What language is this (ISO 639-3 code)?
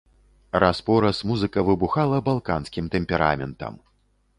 bel